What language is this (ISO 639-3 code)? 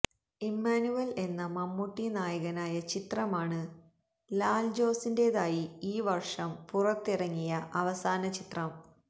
mal